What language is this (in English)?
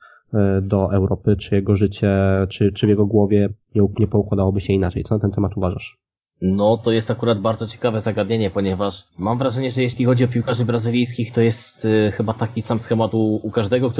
Polish